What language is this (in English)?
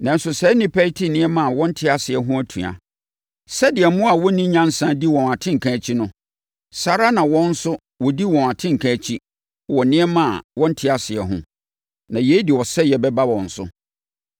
Akan